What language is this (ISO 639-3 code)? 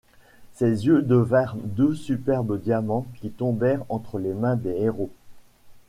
fra